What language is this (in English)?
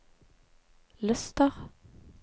Norwegian